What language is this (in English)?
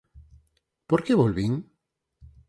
Galician